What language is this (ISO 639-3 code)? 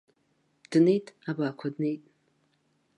abk